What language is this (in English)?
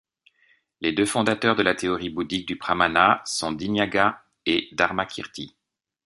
French